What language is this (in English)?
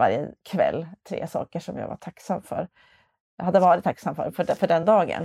Swedish